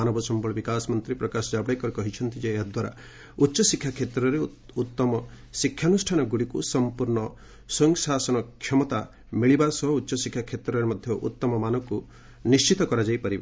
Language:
Odia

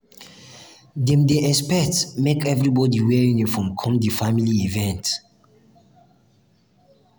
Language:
Nigerian Pidgin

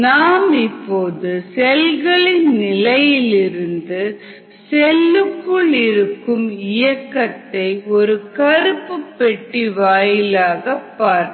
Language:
Tamil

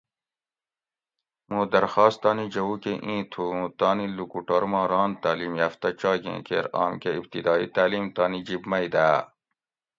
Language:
Gawri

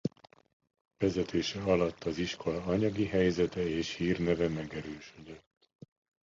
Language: Hungarian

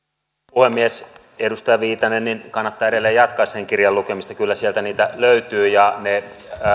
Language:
Finnish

